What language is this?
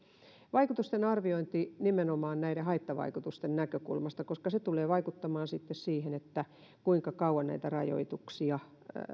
Finnish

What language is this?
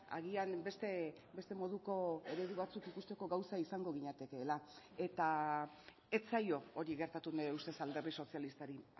Basque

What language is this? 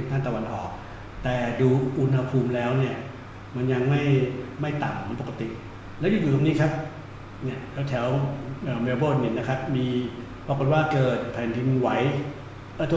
Thai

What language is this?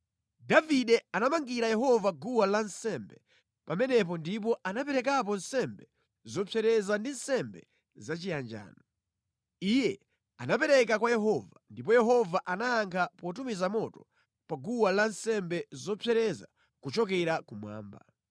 Nyanja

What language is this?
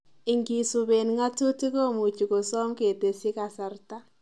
Kalenjin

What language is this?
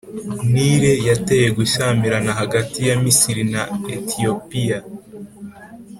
Kinyarwanda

